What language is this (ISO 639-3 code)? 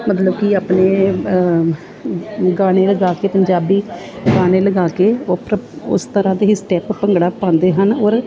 pan